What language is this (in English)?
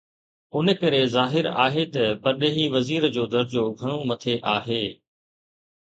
Sindhi